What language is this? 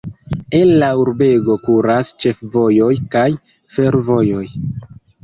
Esperanto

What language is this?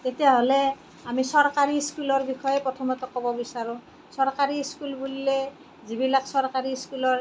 Assamese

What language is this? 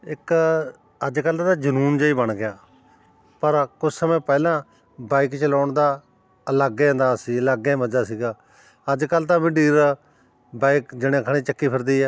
Punjabi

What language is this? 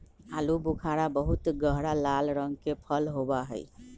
Magahi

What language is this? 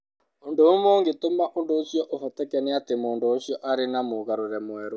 Kikuyu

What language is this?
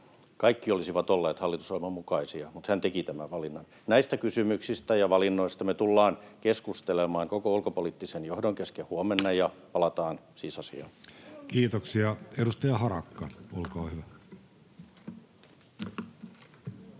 Finnish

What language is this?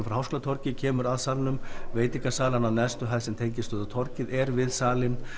Icelandic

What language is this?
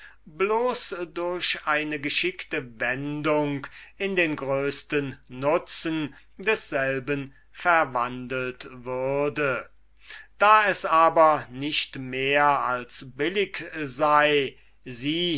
German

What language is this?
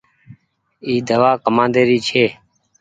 Goaria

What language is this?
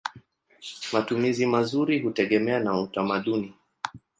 Swahili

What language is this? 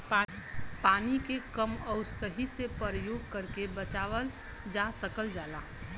Bhojpuri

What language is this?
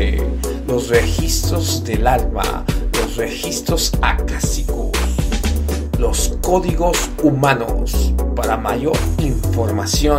Spanish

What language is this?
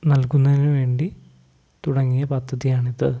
Malayalam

